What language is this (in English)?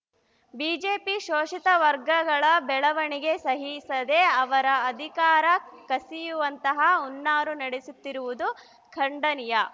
Kannada